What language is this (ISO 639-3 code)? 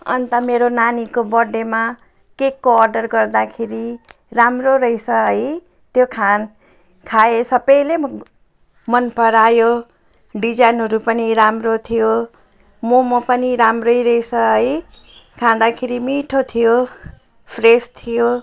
nep